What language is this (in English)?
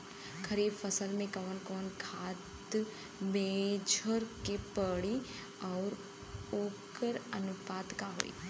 Bhojpuri